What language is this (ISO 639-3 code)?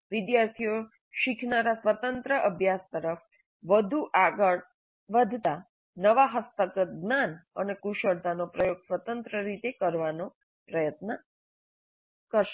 guj